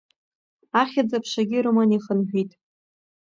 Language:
Abkhazian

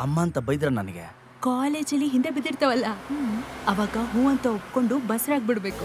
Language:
Kannada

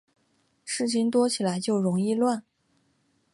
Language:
Chinese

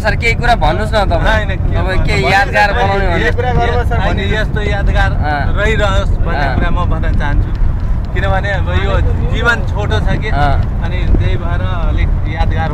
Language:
Arabic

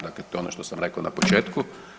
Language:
Croatian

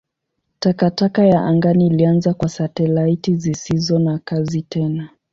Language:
Swahili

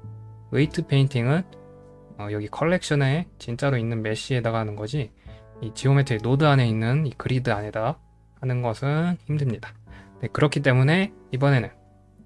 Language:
Korean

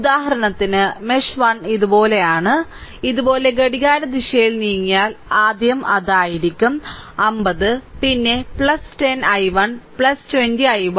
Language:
Malayalam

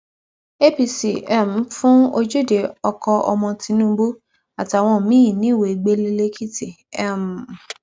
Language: Yoruba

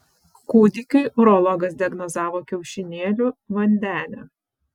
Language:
Lithuanian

